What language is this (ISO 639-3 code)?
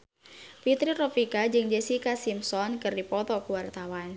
sun